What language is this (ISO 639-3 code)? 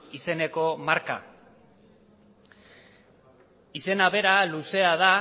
eus